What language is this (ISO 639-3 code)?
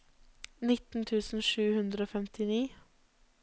nor